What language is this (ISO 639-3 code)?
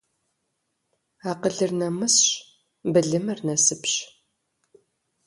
kbd